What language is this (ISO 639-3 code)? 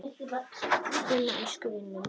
isl